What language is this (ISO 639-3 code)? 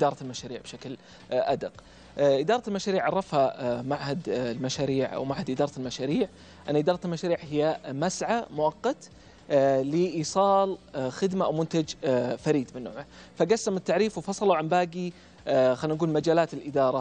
ara